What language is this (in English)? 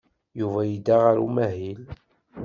Kabyle